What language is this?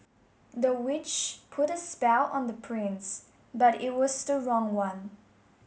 English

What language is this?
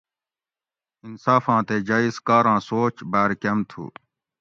Gawri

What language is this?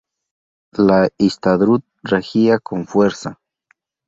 Spanish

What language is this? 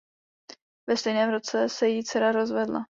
Czech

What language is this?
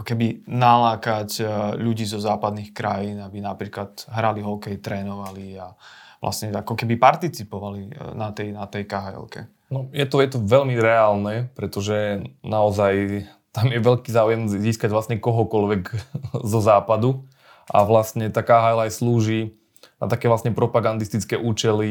Slovak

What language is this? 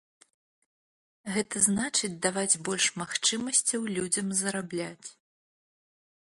Belarusian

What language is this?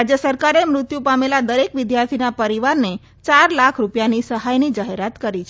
Gujarati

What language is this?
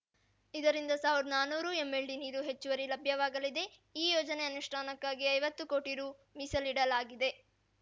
Kannada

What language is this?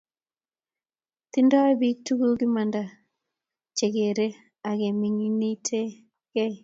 Kalenjin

